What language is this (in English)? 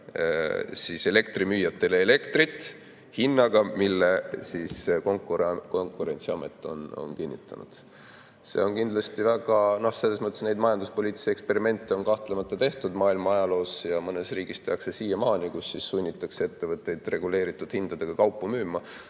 Estonian